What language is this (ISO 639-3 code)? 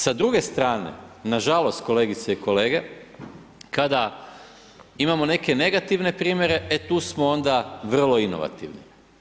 hrv